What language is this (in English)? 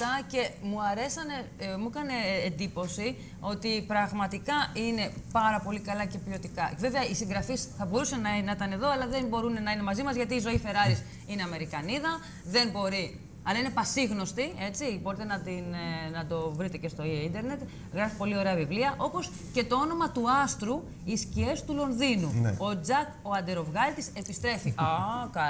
Greek